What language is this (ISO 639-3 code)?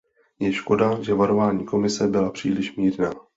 ces